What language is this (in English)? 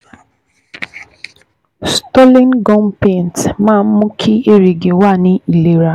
Yoruba